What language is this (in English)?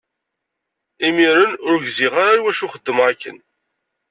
Kabyle